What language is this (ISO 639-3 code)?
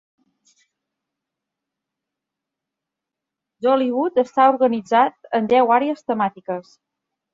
cat